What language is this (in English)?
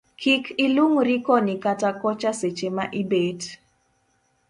Luo (Kenya and Tanzania)